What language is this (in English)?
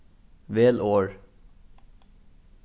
Faroese